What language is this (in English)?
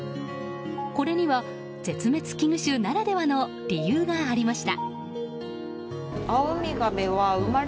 Japanese